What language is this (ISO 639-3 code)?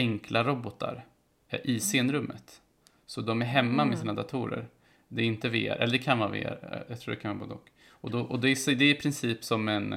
swe